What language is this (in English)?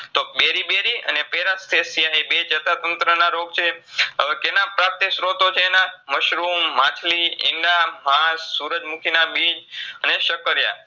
Gujarati